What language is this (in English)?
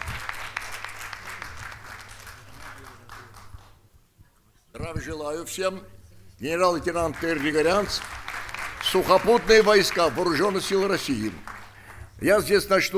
Russian